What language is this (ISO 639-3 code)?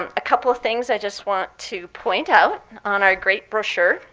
eng